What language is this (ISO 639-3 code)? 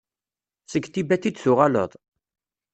kab